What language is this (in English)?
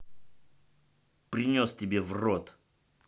Russian